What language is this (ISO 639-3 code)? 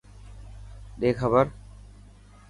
mki